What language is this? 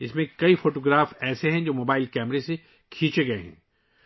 Urdu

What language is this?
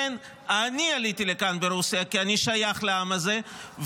Hebrew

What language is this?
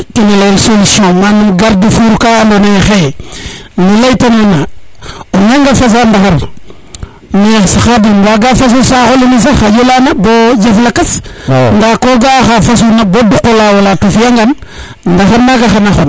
Serer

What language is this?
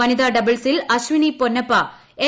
Malayalam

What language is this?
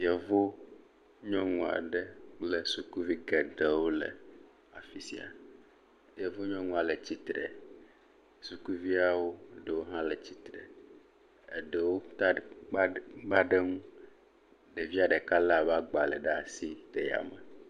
Ewe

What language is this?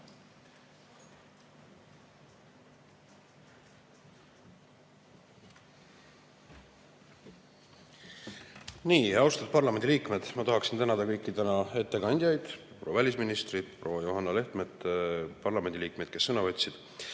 Estonian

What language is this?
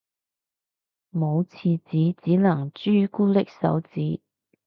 Cantonese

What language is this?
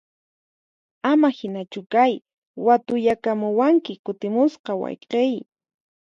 Puno Quechua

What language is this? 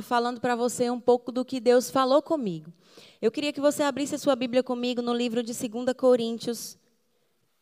Portuguese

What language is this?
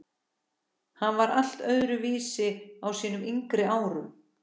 Icelandic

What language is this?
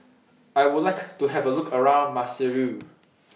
English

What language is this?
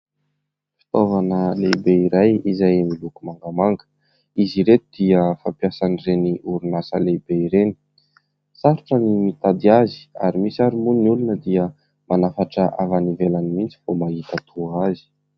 Malagasy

